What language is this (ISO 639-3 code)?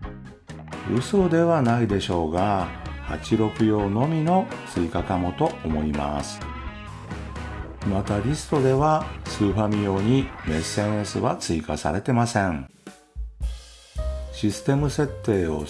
jpn